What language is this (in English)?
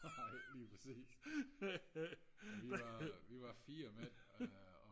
Danish